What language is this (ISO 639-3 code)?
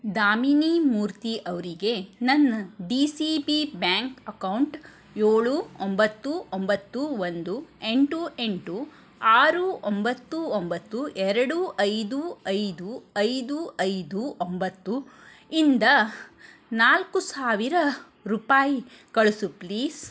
kan